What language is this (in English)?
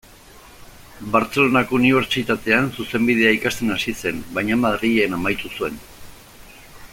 Basque